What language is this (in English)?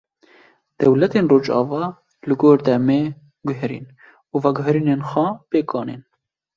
Kurdish